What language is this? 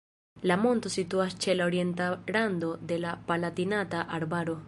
Esperanto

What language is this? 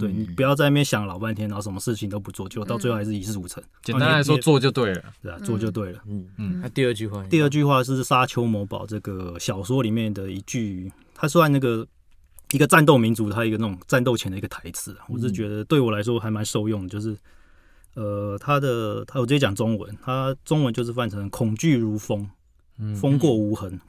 Chinese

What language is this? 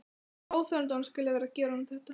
Icelandic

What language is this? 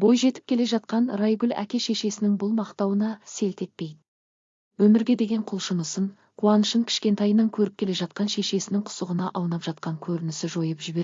Turkish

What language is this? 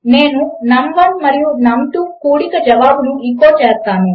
Telugu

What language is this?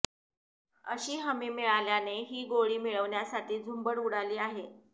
Marathi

